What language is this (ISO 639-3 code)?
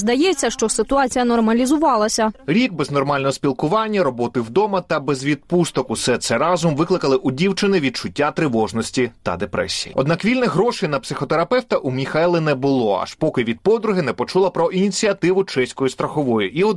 ukr